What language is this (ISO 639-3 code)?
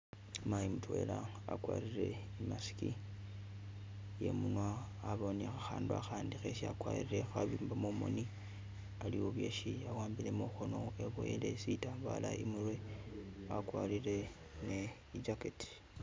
myx